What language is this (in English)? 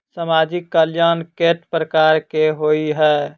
Maithili